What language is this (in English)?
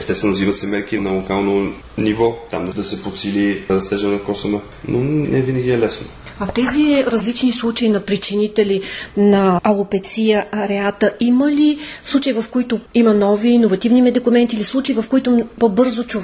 Bulgarian